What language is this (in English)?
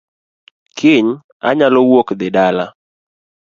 Luo (Kenya and Tanzania)